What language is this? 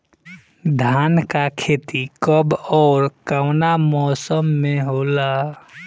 Bhojpuri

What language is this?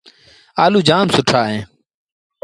Sindhi Bhil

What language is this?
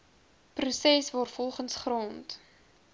Afrikaans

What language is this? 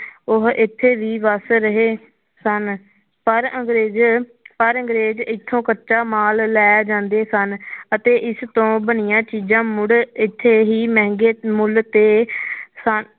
Punjabi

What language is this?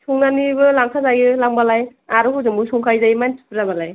Bodo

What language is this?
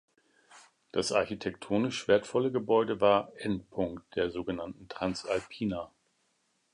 German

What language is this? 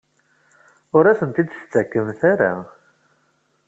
Kabyle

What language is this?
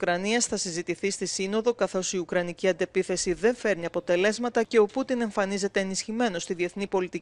Greek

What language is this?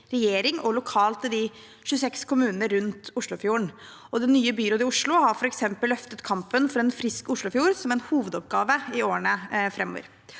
Norwegian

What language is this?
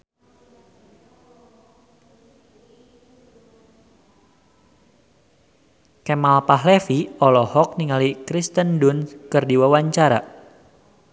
Sundanese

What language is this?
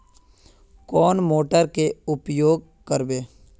Magahi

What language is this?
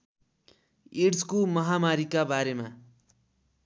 Nepali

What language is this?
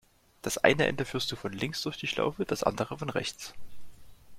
German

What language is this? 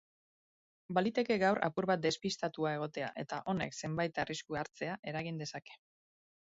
Basque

